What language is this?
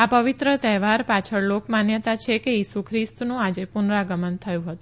Gujarati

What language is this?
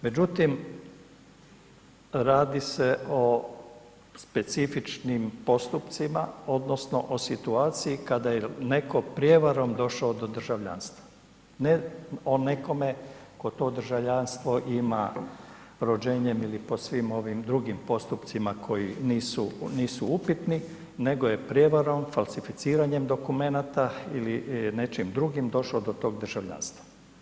Croatian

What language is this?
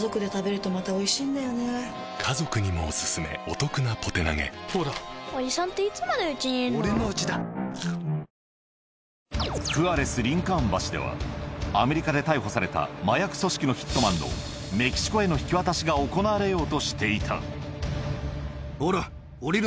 Japanese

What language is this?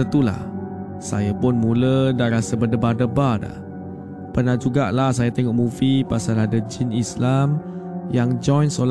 Malay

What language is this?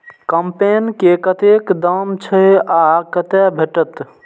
Maithili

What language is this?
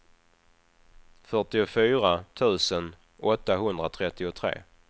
Swedish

